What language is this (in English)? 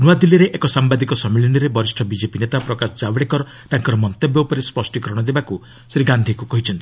Odia